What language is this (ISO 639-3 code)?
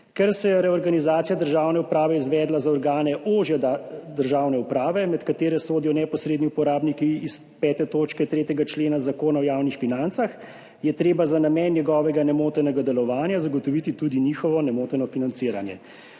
slv